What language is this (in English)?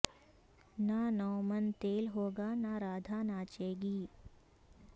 Urdu